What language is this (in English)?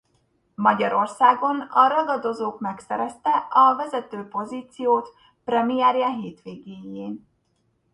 Hungarian